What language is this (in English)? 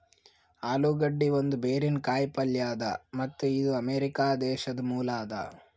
Kannada